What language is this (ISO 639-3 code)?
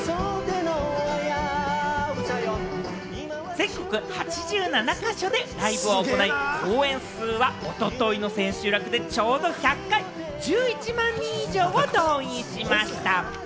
jpn